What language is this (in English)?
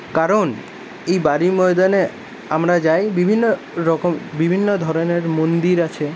Bangla